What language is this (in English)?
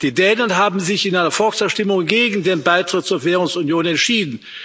German